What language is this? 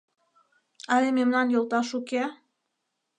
Mari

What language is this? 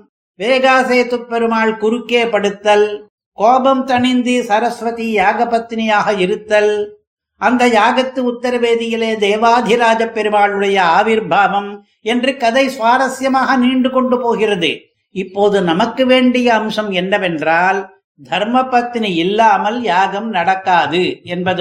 Tamil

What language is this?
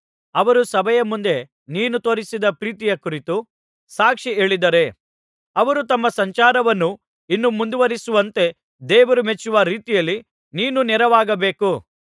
Kannada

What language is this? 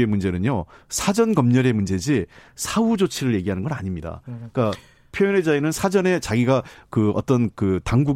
Korean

